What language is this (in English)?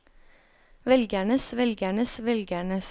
Norwegian